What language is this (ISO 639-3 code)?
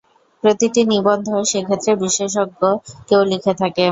ben